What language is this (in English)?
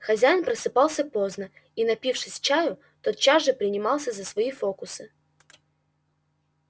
Russian